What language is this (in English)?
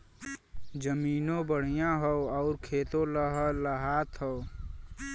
Bhojpuri